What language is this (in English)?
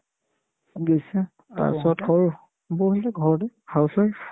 Assamese